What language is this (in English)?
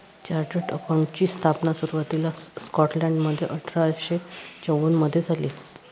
Marathi